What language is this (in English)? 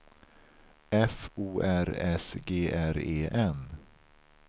Swedish